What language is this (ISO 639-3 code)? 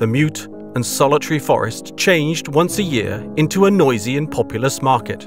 eng